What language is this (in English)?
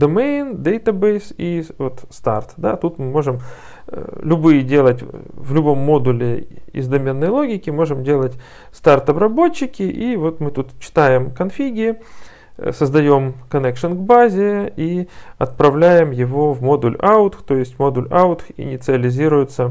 Russian